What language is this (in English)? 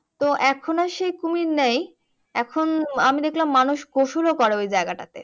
Bangla